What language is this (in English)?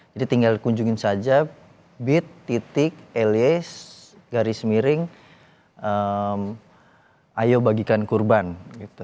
Indonesian